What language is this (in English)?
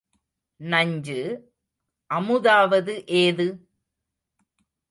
Tamil